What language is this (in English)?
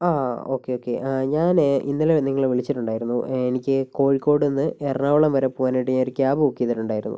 Malayalam